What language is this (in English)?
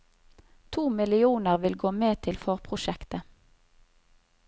Norwegian